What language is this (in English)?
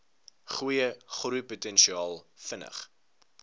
Afrikaans